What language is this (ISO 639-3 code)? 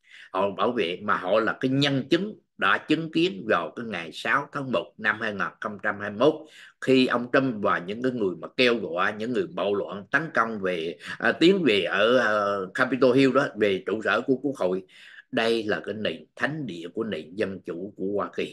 vie